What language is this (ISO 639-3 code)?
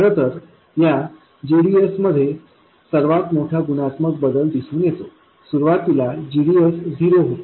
mar